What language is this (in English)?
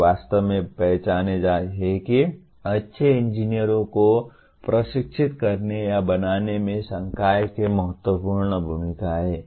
Hindi